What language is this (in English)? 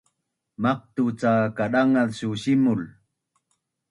Bunun